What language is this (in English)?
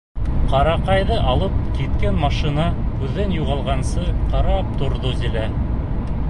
Bashkir